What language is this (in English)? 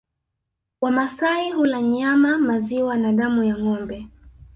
Swahili